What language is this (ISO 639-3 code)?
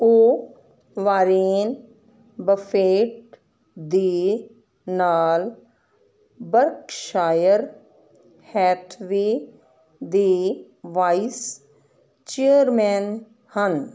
pan